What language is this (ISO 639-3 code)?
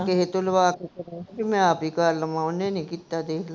pan